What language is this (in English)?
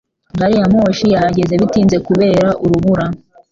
Kinyarwanda